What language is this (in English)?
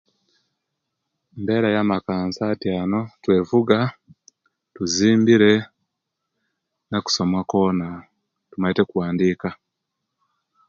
Kenyi